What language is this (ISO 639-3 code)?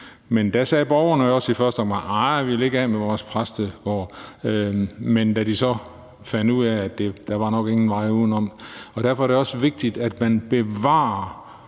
dan